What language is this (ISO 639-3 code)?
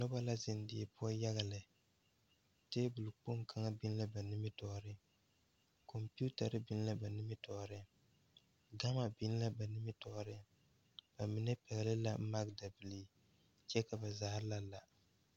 dga